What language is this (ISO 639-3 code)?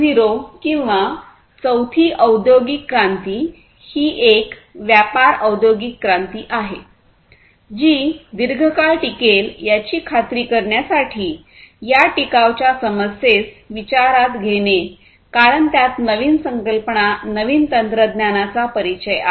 mar